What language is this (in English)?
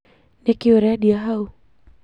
Kikuyu